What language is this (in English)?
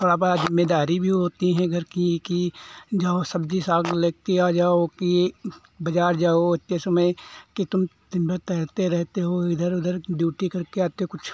Hindi